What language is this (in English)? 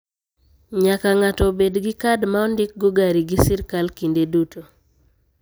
Luo (Kenya and Tanzania)